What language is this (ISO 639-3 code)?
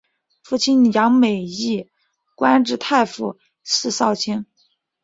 zho